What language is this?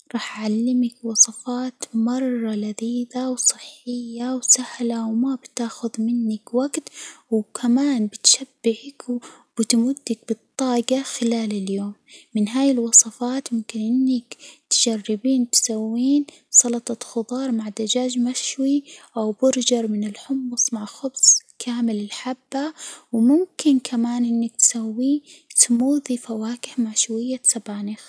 Hijazi Arabic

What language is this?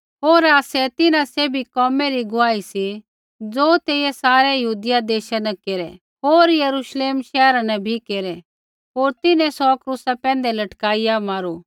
Kullu Pahari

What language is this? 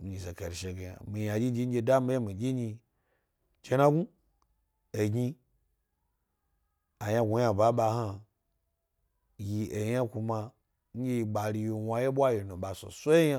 Gbari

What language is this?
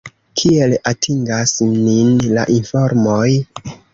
Esperanto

